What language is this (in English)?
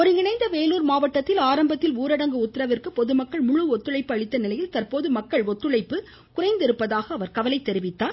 Tamil